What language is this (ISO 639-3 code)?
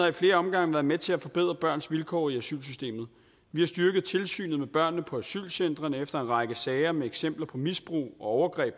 dan